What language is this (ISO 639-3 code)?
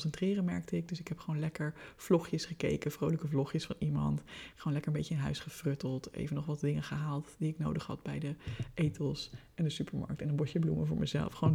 nld